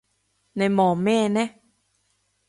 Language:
Cantonese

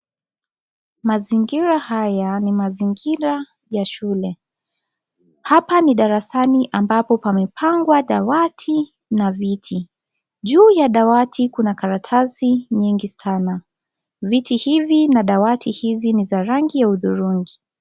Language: Swahili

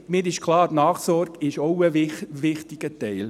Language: Swiss German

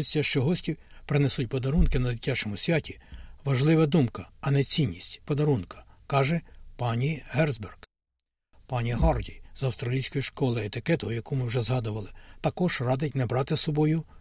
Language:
Ukrainian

